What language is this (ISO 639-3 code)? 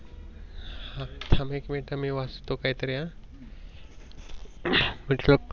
mar